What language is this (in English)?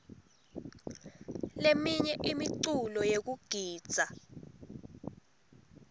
Swati